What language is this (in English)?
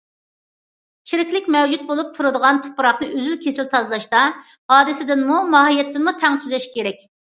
Uyghur